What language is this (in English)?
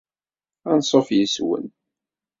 Kabyle